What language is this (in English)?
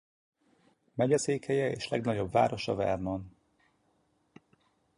Hungarian